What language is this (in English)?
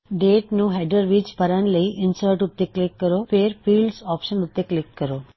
Punjabi